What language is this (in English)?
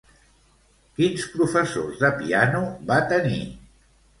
Catalan